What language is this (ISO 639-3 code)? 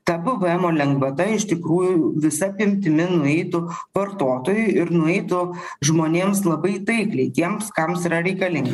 lit